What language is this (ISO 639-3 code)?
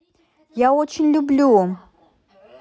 rus